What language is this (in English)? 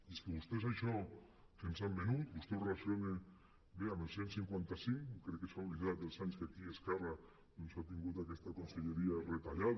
Catalan